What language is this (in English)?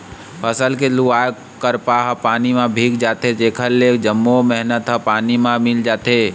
Chhattisgarhi